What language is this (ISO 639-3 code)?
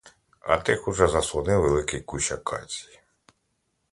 ukr